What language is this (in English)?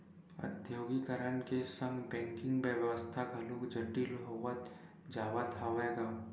Chhattisgarhi